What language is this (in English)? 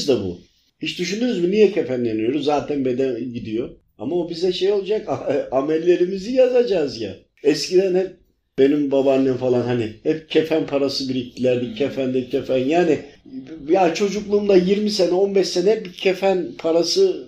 Turkish